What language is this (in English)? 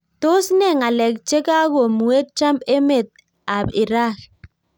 Kalenjin